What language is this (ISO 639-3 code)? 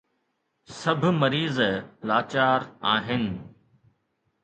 snd